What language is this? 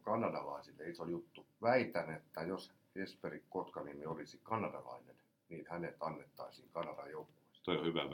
Finnish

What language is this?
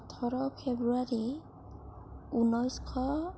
Assamese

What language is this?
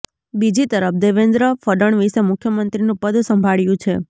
Gujarati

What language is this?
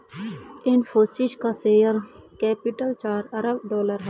Hindi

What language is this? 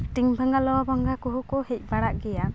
Santali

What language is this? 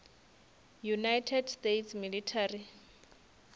Northern Sotho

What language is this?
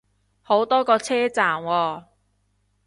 Cantonese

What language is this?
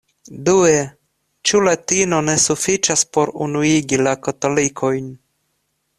Esperanto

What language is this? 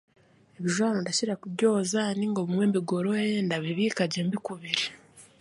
Chiga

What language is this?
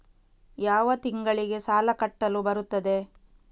Kannada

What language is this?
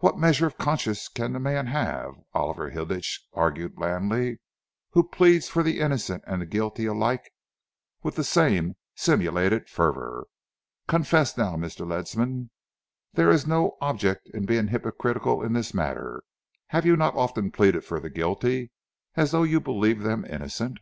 English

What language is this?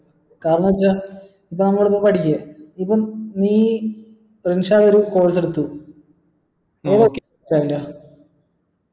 Malayalam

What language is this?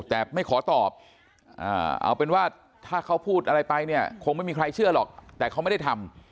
Thai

